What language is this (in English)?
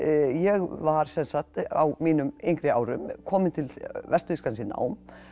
Icelandic